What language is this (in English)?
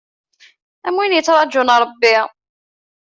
Kabyle